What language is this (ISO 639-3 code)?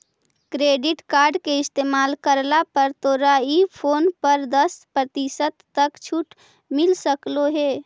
mag